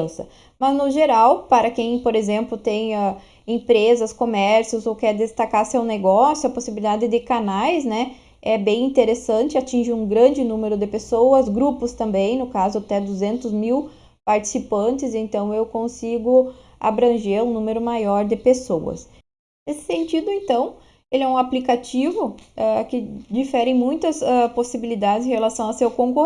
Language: Portuguese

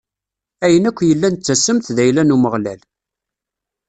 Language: Kabyle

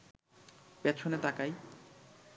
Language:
Bangla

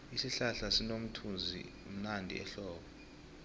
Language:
South Ndebele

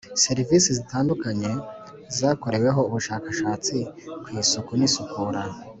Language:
Kinyarwanda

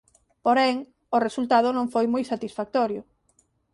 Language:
Galician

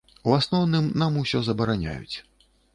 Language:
Belarusian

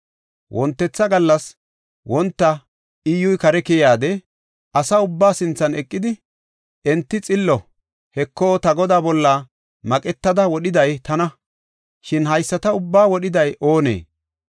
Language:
Gofa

